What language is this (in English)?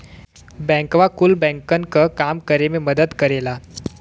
Bhojpuri